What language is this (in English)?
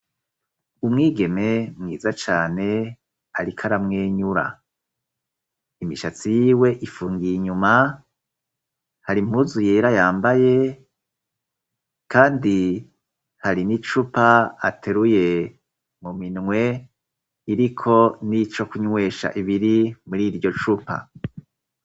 Rundi